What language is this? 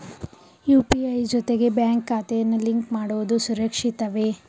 Kannada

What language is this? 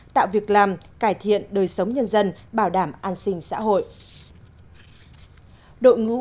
Vietnamese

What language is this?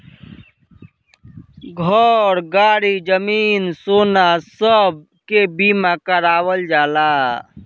Bhojpuri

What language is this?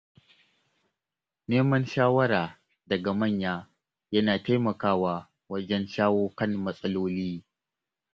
Hausa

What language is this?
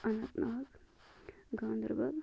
Kashmiri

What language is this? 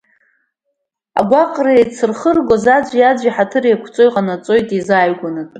Abkhazian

